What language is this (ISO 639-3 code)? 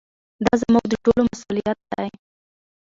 pus